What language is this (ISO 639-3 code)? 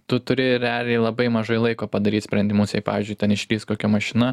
lit